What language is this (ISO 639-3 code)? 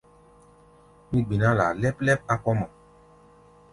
gba